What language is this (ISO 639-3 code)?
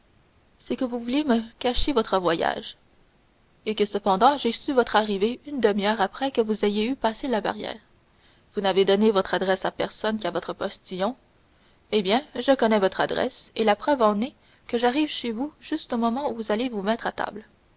fra